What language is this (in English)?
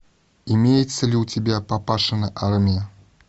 Russian